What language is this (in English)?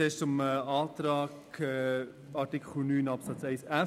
Swiss German